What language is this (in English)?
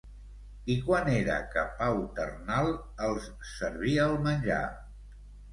Catalan